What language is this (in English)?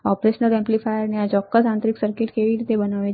Gujarati